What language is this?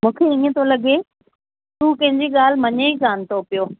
Sindhi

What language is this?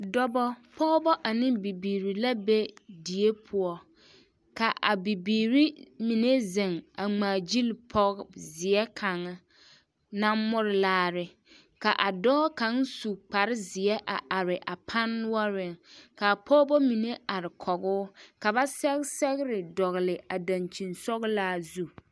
Southern Dagaare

